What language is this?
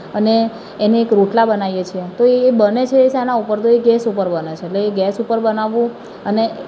Gujarati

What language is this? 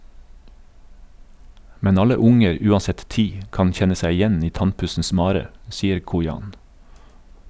Norwegian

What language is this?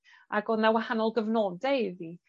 Welsh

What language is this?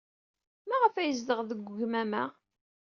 Kabyle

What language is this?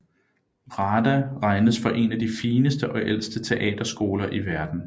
Danish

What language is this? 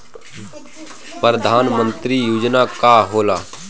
Bhojpuri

